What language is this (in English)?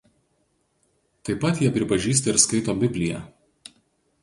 Lithuanian